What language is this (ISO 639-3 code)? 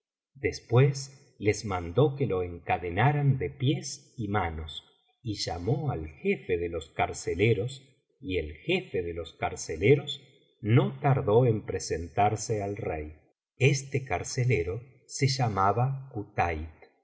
spa